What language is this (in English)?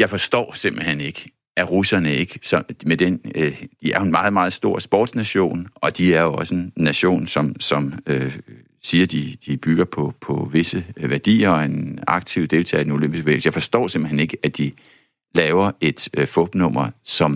Danish